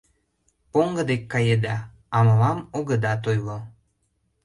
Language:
Mari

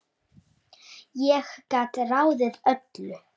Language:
Icelandic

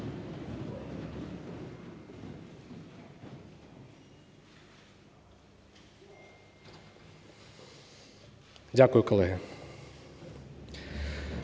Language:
Ukrainian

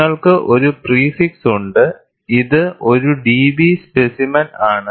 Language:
Malayalam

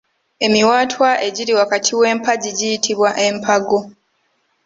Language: Ganda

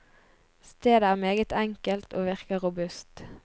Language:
Norwegian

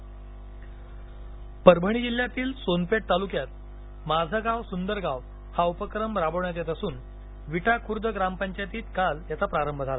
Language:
Marathi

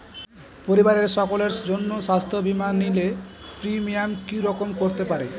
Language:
Bangla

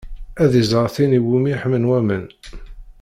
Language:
Kabyle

